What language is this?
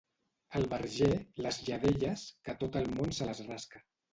Catalan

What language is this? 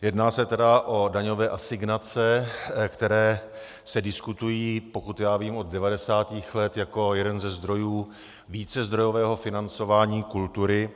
Czech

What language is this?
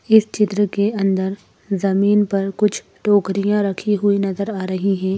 Hindi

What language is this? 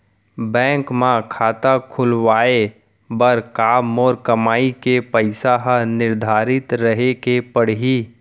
Chhattisgarhi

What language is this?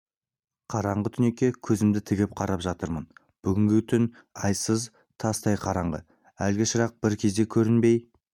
Kazakh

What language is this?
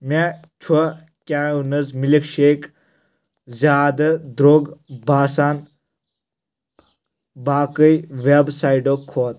Kashmiri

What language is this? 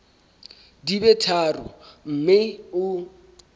Southern Sotho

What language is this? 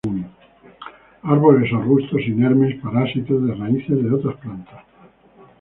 Spanish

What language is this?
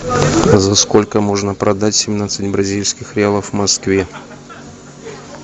Russian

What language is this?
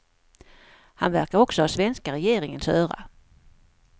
Swedish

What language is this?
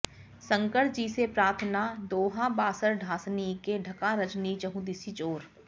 Sanskrit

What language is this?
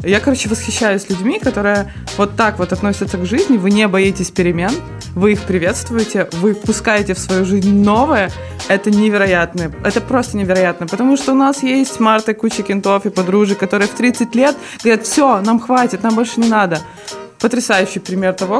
Ukrainian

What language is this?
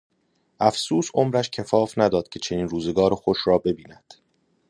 Persian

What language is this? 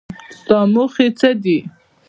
Pashto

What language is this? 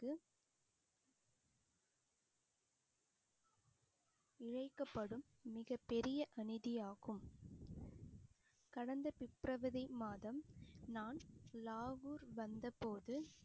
Tamil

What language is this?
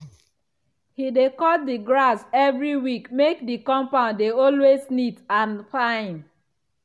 Nigerian Pidgin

